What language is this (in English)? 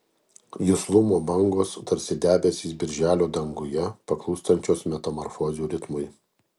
Lithuanian